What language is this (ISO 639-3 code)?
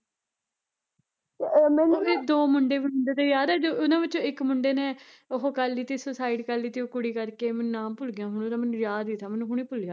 pan